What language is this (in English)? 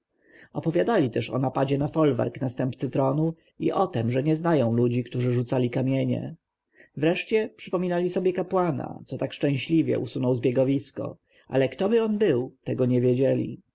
Polish